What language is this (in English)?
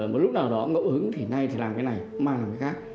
Vietnamese